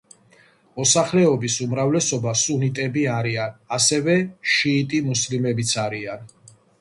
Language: Georgian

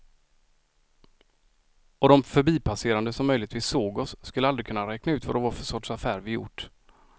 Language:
Swedish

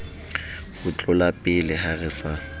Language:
Southern Sotho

